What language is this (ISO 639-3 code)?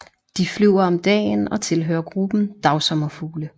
dan